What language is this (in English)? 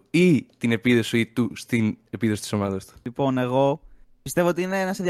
Greek